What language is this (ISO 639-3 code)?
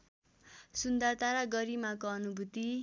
nep